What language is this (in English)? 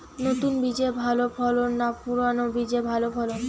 Bangla